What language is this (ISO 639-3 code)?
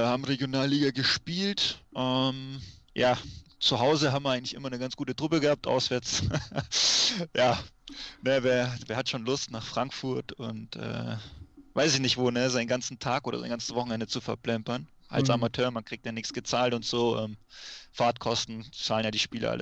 deu